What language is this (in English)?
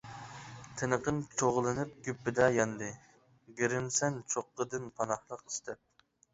Uyghur